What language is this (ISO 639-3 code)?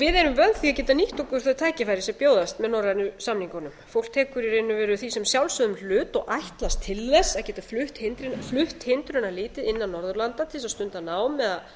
isl